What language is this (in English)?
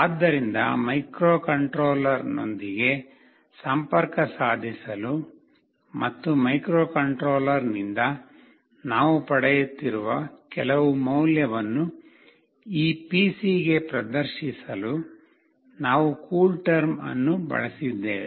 Kannada